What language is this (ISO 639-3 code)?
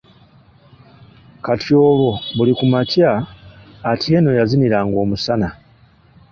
lug